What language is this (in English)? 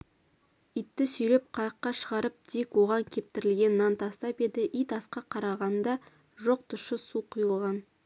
Kazakh